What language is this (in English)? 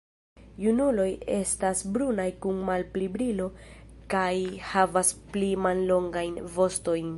Esperanto